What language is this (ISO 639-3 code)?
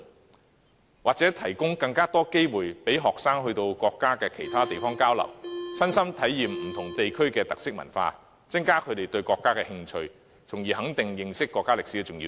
yue